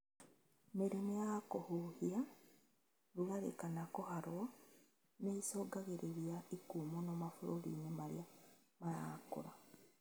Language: Kikuyu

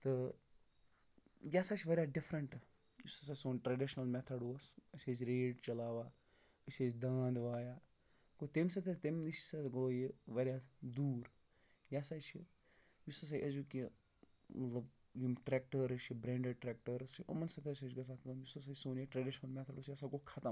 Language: Kashmiri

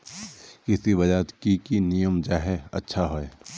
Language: Magahi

